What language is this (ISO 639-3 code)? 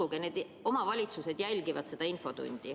est